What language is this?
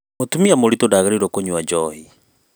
Kikuyu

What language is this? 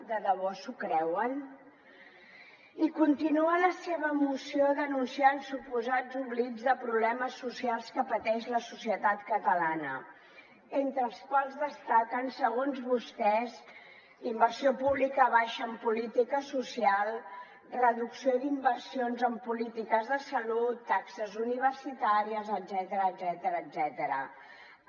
Catalan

